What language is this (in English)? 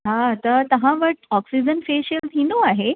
Sindhi